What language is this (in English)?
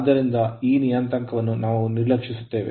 Kannada